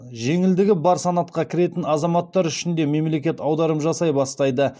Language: Kazakh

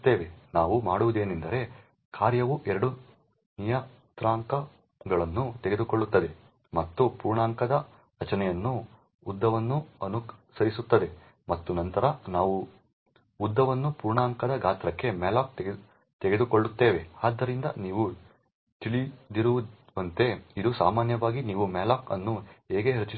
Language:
Kannada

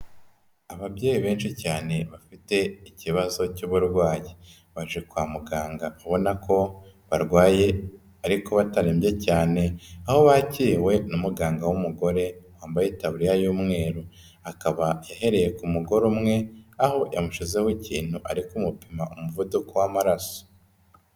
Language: Kinyarwanda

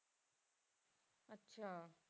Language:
Punjabi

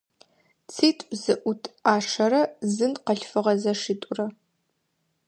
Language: Adyghe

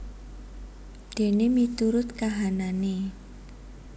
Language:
Javanese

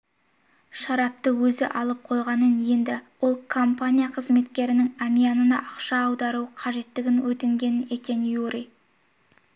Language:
Kazakh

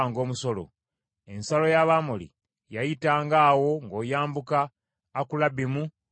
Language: Ganda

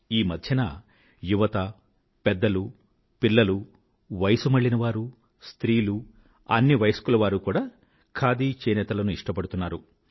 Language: Telugu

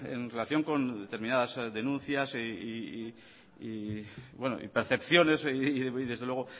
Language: Spanish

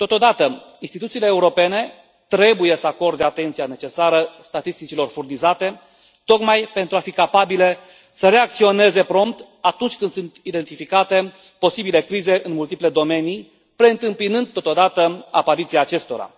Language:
Romanian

